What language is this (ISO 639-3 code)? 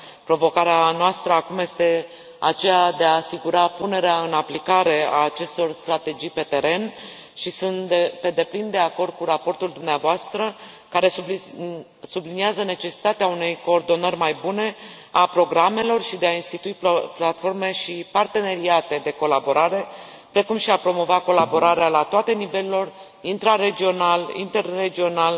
ron